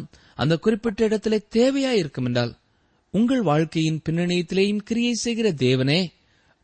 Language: Tamil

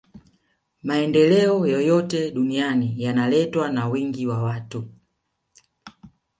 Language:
Swahili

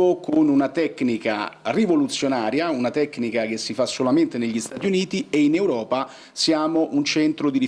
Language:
Italian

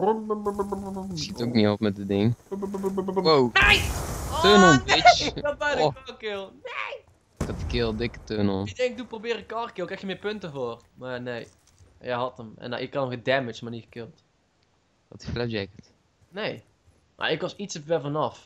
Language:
Dutch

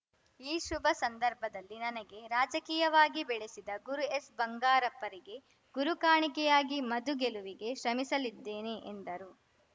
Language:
Kannada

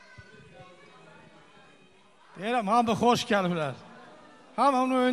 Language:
Arabic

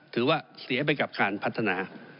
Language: Thai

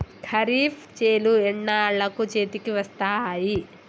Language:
Telugu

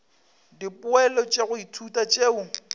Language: Northern Sotho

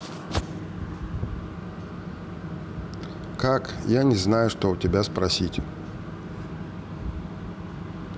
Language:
Russian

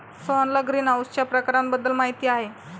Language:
Marathi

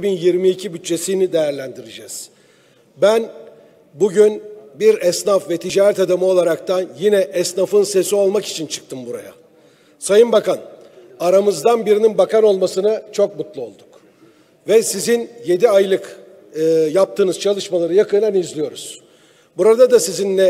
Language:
Turkish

